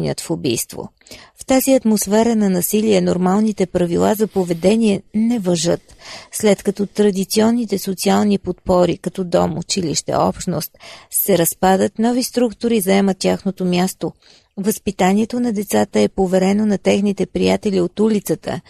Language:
Bulgarian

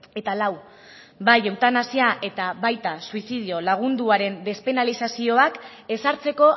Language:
Basque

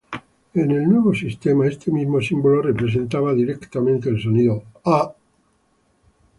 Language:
Spanish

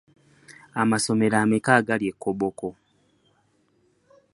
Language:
Ganda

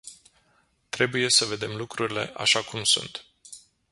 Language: Romanian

